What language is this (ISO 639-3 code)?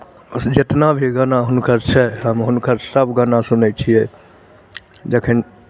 mai